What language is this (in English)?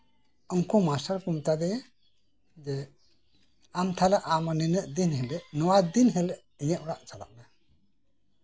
Santali